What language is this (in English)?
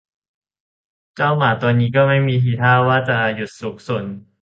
Thai